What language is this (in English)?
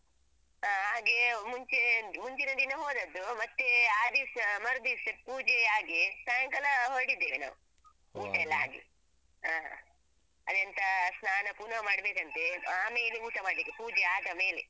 Kannada